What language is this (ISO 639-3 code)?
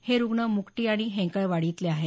mar